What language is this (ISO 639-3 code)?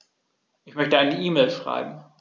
deu